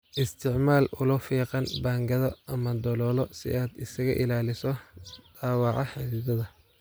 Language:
Somali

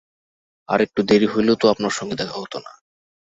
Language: Bangla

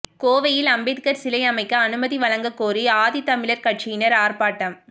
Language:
Tamil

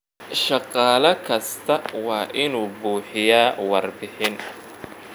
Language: Somali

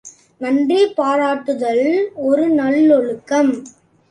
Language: Tamil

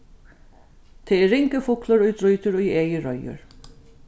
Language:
Faroese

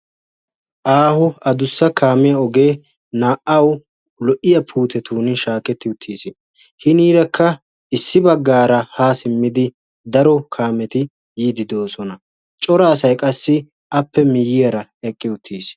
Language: Wolaytta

